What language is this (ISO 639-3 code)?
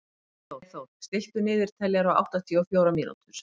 isl